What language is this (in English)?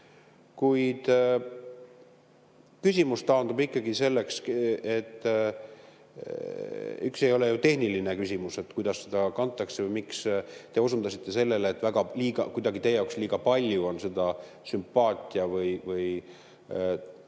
Estonian